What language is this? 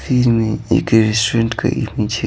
Hindi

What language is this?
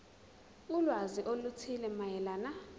Zulu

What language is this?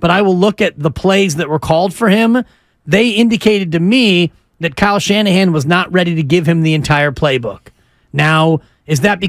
English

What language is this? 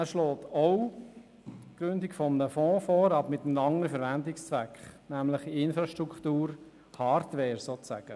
Swiss German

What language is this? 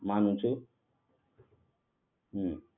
Gujarati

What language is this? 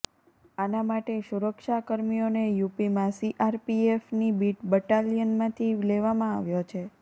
Gujarati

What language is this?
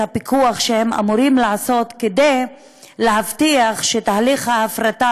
Hebrew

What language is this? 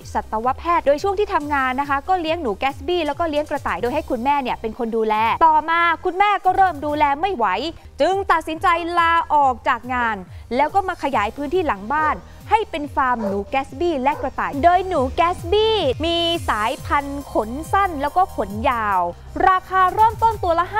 Thai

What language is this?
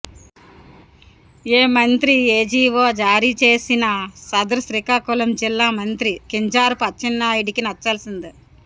Telugu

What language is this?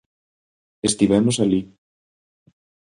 Galician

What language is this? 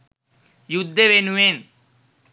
Sinhala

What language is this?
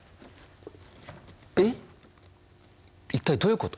Japanese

